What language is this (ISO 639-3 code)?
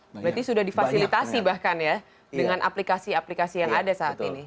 ind